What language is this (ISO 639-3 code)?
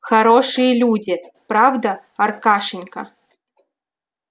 rus